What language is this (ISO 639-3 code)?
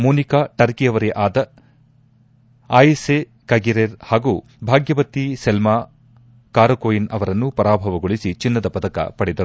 kan